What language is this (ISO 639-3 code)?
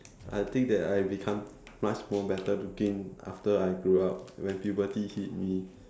eng